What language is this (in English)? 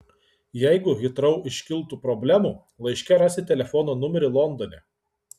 Lithuanian